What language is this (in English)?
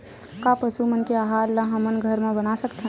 Chhattisgarhi